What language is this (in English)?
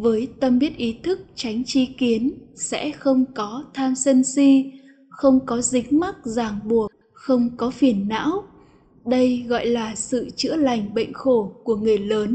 Vietnamese